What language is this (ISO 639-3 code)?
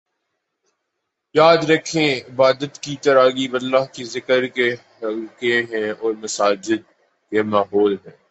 urd